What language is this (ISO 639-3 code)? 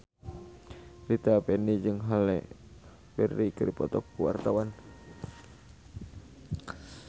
sun